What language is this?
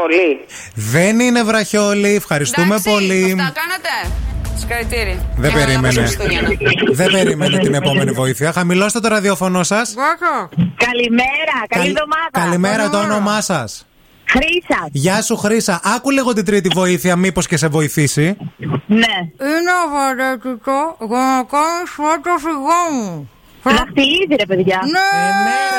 Greek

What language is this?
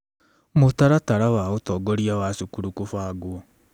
Kikuyu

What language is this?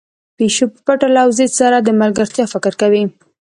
Pashto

